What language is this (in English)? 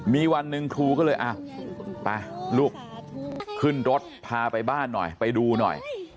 Thai